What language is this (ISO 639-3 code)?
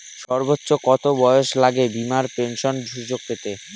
ben